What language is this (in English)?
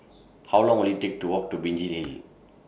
English